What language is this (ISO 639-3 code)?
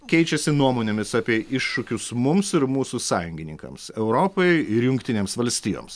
lit